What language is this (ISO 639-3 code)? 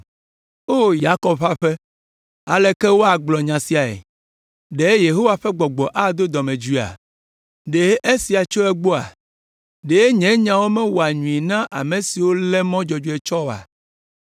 ewe